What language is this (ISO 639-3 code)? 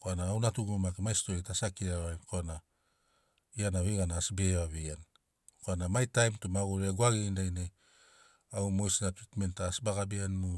snc